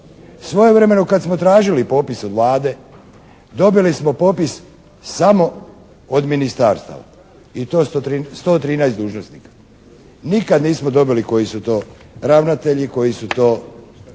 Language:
Croatian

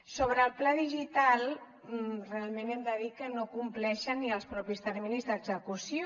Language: Catalan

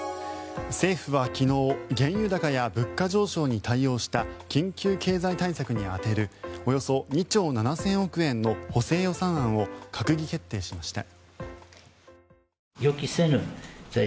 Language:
Japanese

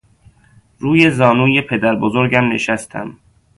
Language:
Persian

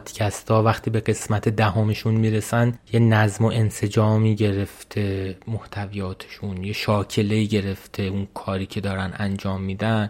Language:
Persian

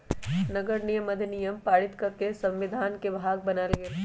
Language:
Magahi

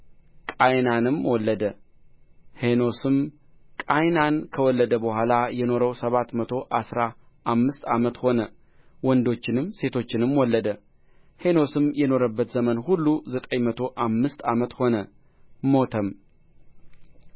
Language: Amharic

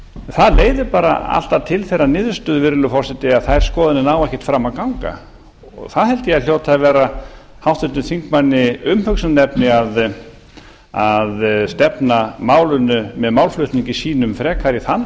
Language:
Icelandic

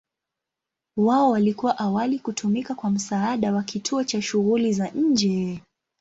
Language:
Swahili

